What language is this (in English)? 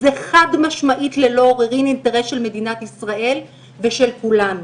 Hebrew